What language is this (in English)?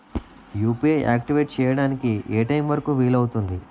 Telugu